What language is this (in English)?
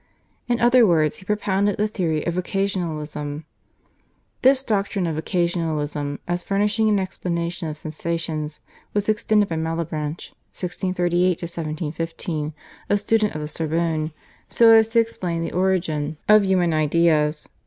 English